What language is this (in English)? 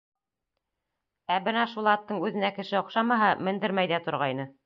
Bashkir